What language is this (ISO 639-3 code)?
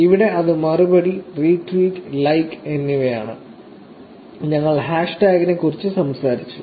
mal